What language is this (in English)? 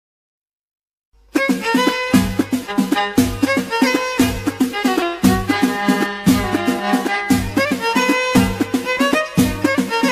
Arabic